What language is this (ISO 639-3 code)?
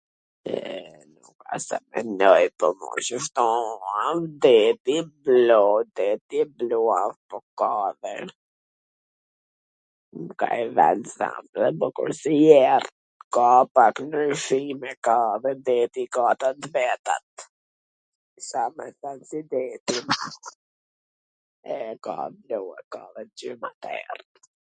aln